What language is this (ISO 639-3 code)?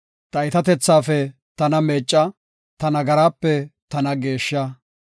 gof